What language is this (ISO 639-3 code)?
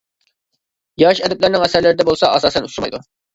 uig